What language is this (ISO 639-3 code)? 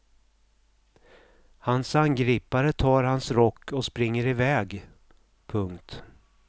swe